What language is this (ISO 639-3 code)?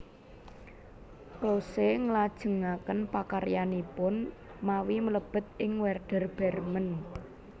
jav